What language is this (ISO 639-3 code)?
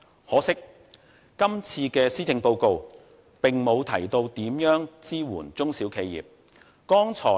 yue